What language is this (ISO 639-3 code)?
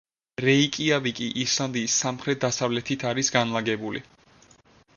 kat